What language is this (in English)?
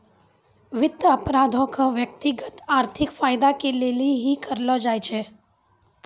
Maithili